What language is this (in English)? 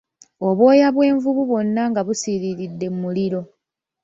Ganda